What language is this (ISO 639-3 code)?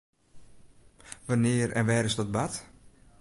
fry